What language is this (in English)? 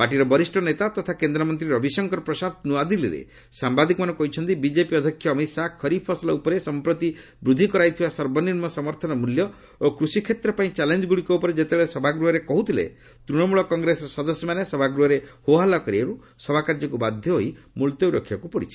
Odia